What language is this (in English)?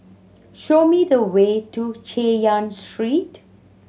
English